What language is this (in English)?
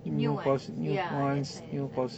English